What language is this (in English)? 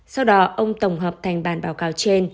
Vietnamese